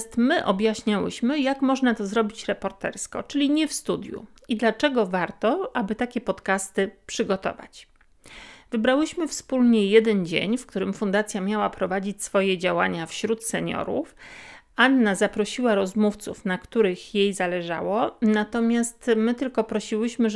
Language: Polish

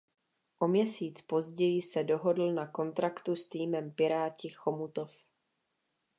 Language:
Czech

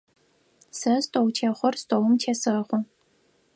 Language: Adyghe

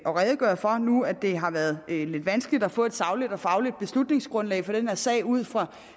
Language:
Danish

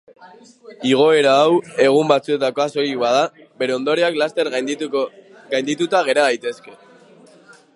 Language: Basque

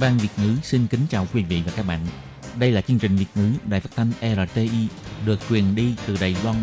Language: Vietnamese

